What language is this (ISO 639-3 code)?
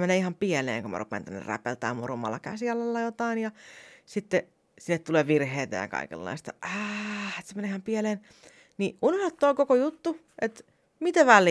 fin